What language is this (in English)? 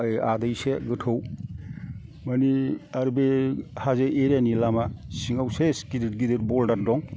Bodo